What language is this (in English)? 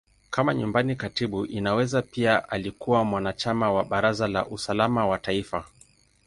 Swahili